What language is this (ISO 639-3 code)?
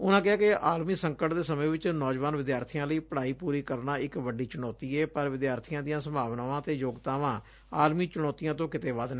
pan